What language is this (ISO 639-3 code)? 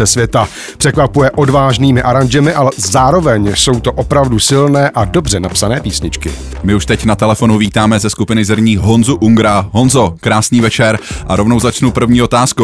ces